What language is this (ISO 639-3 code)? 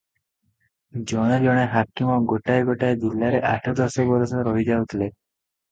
ori